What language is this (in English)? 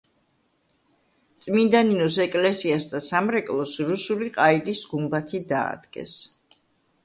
Georgian